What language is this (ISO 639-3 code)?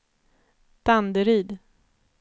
swe